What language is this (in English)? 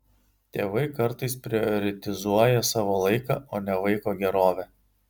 Lithuanian